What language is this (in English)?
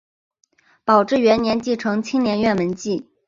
Chinese